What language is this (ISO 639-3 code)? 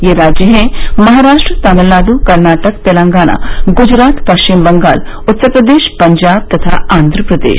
hin